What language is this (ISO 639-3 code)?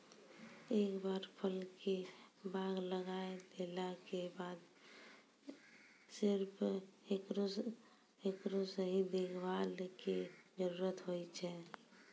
mai